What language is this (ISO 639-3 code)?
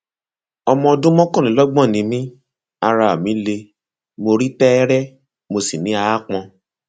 yor